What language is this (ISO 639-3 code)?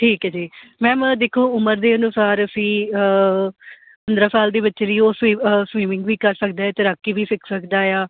pan